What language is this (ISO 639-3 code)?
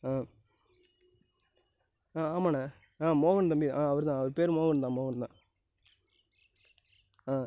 tam